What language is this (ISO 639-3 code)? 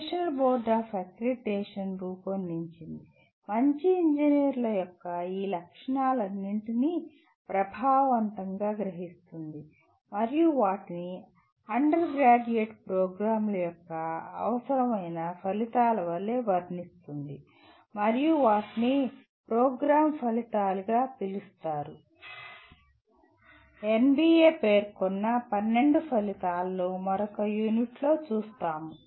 tel